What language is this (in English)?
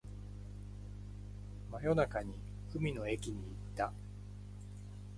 Japanese